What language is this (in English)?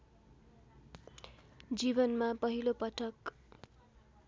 Nepali